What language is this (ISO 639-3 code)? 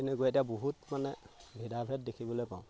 asm